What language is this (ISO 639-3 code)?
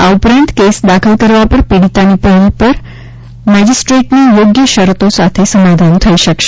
guj